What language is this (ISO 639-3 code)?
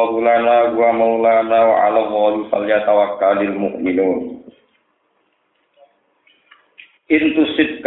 ind